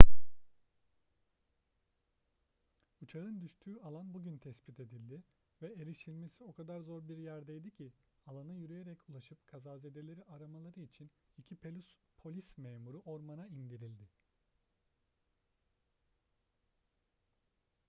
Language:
Turkish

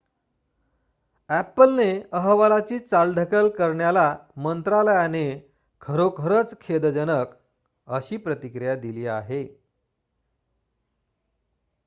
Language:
Marathi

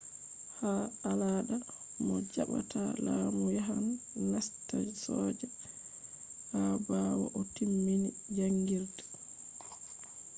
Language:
Fula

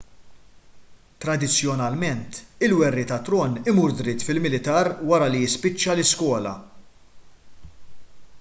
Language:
Maltese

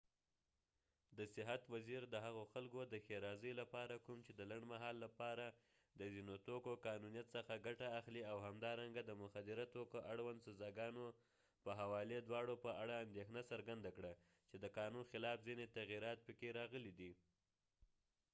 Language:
Pashto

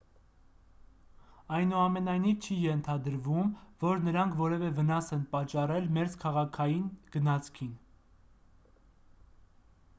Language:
Armenian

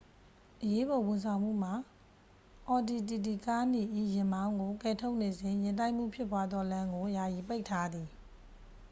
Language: Burmese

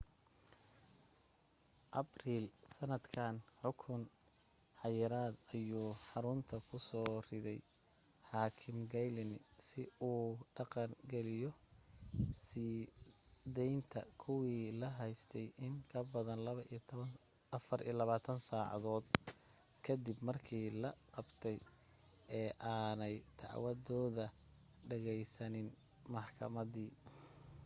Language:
Somali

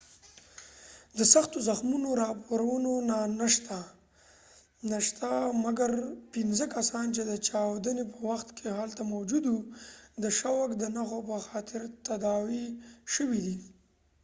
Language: Pashto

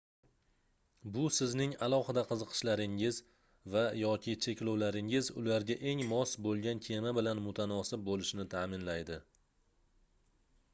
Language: Uzbek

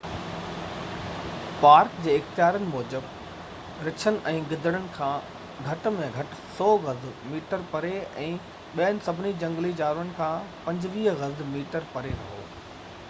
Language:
Sindhi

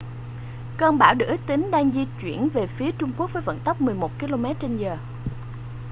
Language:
Vietnamese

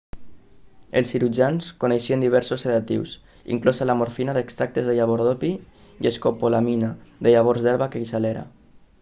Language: Catalan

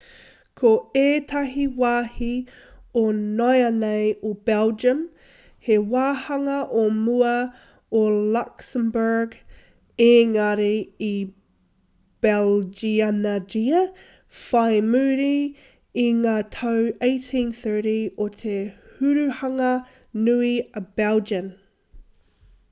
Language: Māori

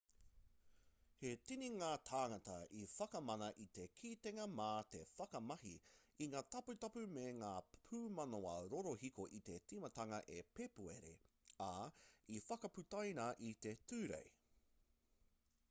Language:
Māori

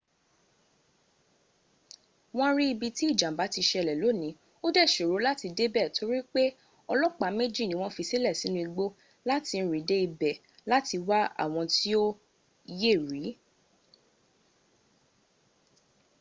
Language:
Yoruba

